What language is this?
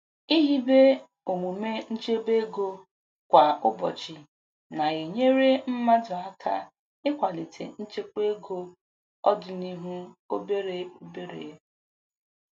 Igbo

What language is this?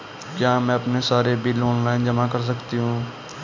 Hindi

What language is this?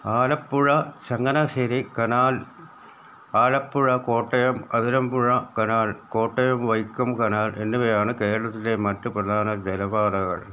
Malayalam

